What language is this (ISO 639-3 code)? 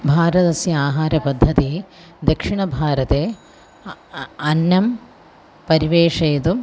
san